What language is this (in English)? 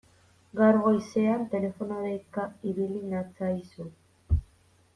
Basque